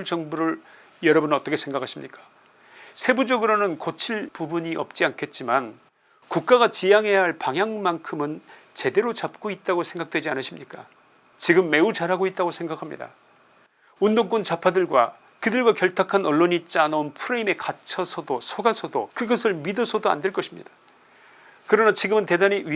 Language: Korean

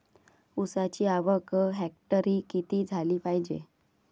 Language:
Marathi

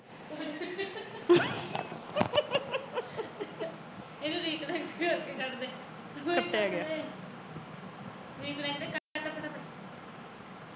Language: Punjabi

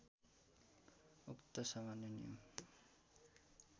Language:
Nepali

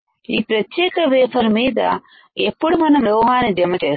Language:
Telugu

